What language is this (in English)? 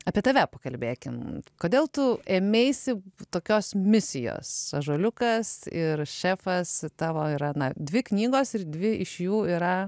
Lithuanian